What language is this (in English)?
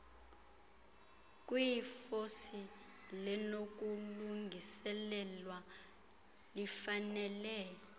Xhosa